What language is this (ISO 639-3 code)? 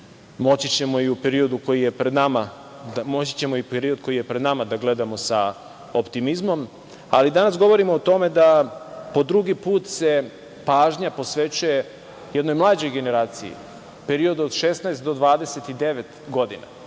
srp